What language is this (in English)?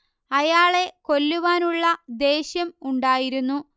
Malayalam